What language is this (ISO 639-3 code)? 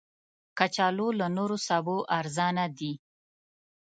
pus